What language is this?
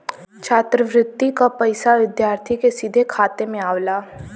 Bhojpuri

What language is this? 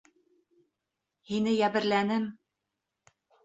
Bashkir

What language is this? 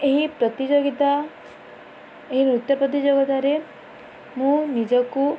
Odia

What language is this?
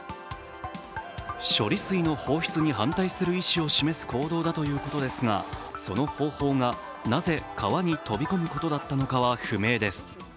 Japanese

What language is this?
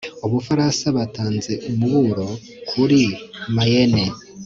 Kinyarwanda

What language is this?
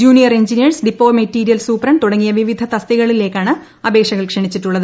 Malayalam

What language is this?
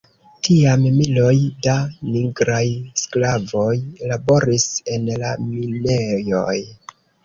Esperanto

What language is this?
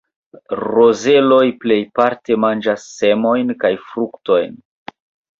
Esperanto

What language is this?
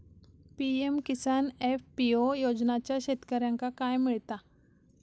Marathi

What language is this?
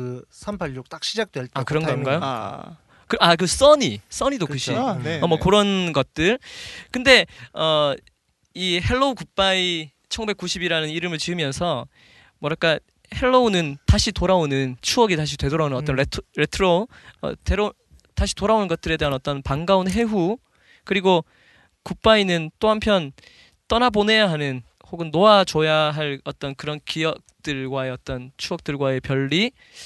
Korean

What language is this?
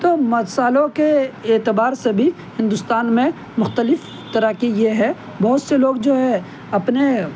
Urdu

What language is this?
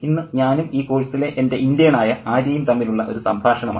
Malayalam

